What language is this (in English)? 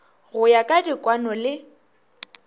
Northern Sotho